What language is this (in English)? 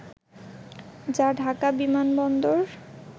Bangla